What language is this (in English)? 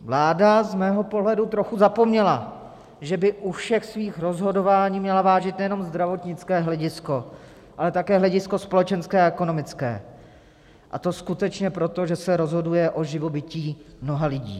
Czech